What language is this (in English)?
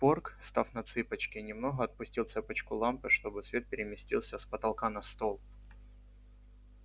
Russian